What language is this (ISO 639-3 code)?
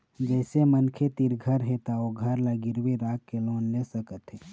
hne